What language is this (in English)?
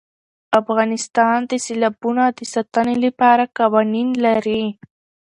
Pashto